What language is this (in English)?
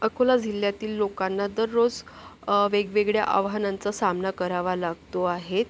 Marathi